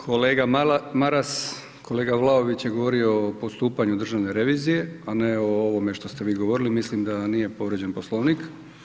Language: Croatian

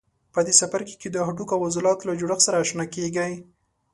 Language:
Pashto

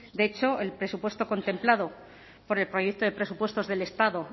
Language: Spanish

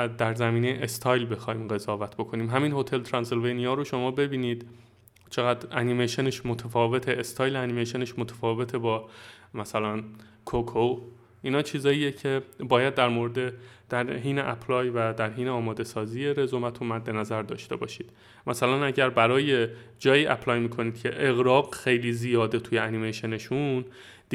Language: Persian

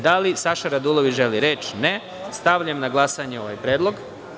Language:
Serbian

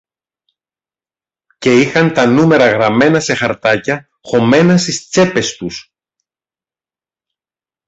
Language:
Greek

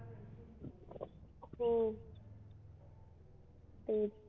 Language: Marathi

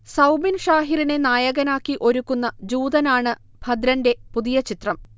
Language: Malayalam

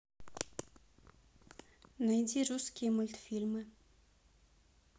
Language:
Russian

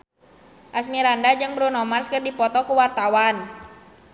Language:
Sundanese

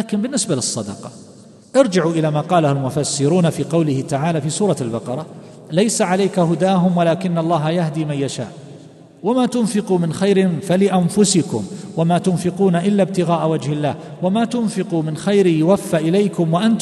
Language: Arabic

